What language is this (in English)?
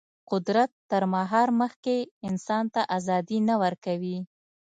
Pashto